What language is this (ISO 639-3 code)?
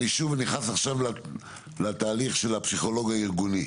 heb